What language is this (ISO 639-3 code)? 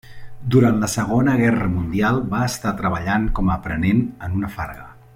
cat